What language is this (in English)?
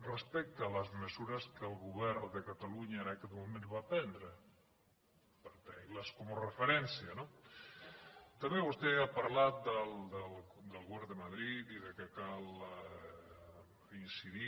Catalan